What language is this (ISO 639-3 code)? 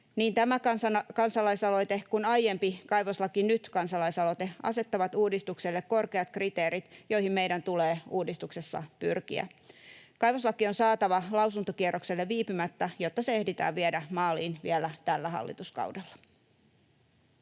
fin